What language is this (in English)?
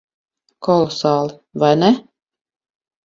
Latvian